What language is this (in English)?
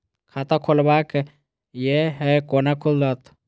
Maithili